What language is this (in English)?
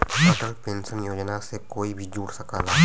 Bhojpuri